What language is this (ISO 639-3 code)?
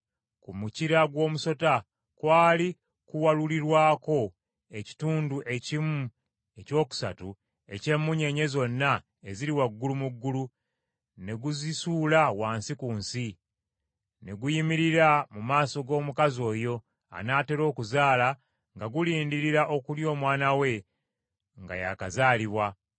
lug